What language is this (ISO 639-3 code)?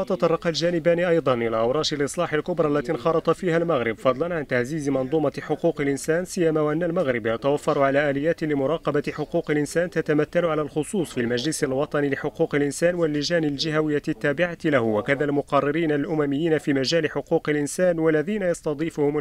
ara